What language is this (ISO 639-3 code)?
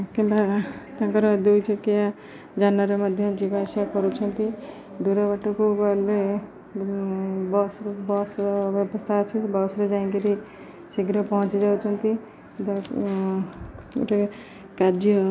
ori